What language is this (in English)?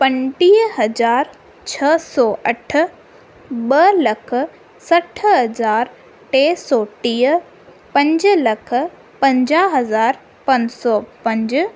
Sindhi